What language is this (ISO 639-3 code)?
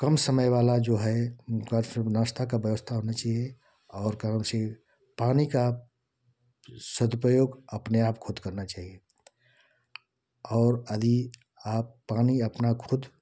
hin